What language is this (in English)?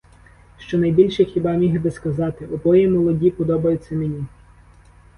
Ukrainian